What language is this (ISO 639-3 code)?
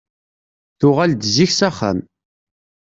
kab